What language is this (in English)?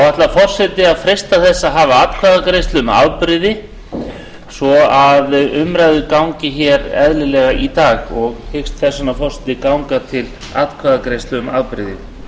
Icelandic